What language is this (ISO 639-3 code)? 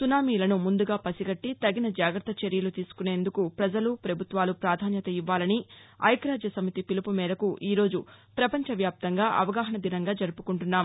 tel